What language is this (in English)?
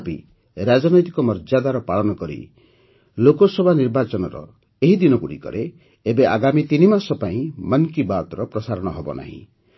Odia